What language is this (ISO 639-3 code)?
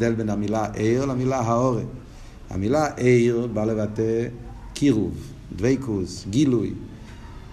heb